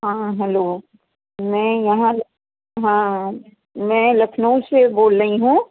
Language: Sindhi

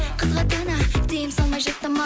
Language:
Kazakh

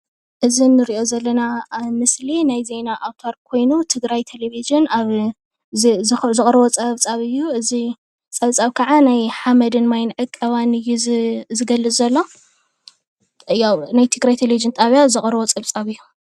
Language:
Tigrinya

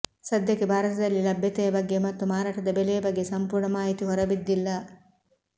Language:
Kannada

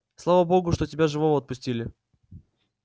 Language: Russian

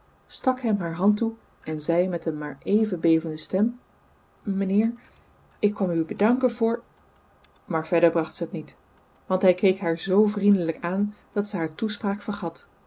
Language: Dutch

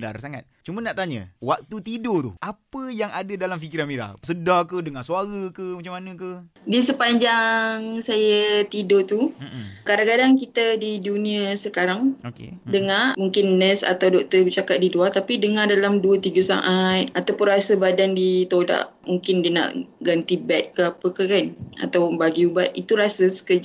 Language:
Malay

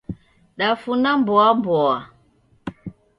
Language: Taita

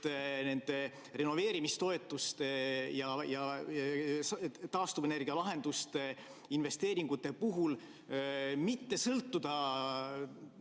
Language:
Estonian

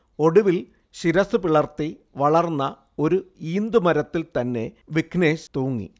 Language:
Malayalam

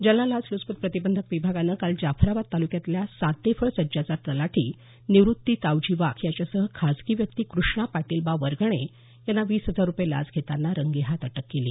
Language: Marathi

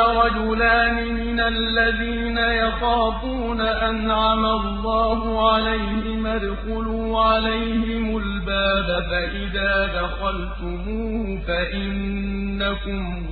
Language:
Arabic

